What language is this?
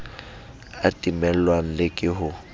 Southern Sotho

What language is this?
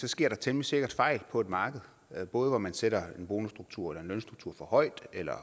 Danish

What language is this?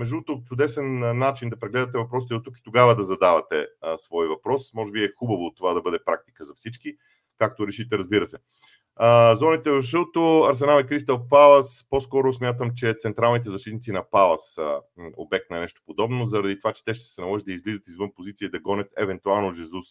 Bulgarian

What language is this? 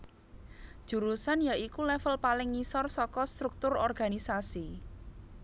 Javanese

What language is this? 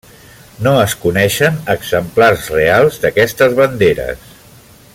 Catalan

